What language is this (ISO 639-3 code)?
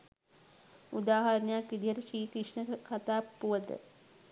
sin